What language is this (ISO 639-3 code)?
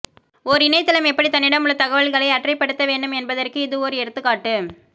tam